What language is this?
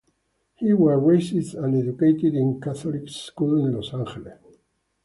English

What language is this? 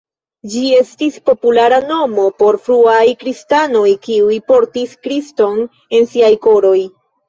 Esperanto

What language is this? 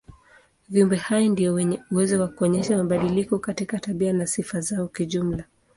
Swahili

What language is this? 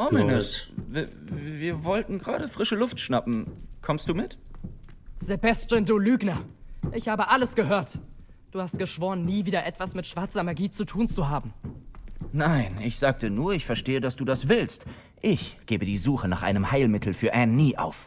German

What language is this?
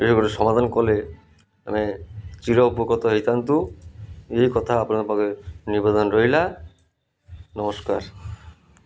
Odia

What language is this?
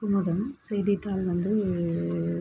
Tamil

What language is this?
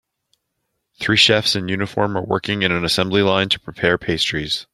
English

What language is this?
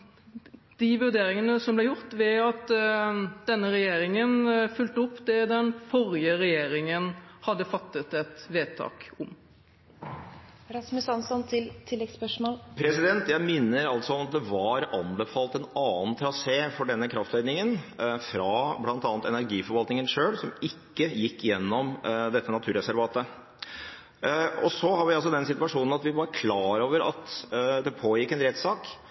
Norwegian Bokmål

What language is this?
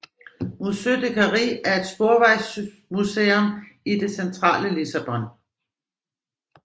Danish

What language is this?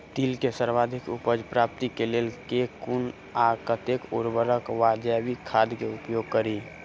Maithili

